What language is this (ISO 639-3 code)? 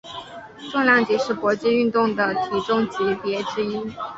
zho